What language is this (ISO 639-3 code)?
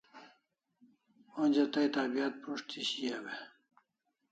kls